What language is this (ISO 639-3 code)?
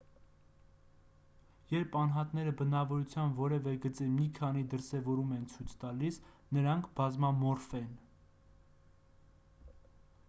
hye